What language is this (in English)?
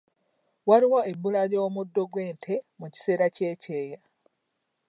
Ganda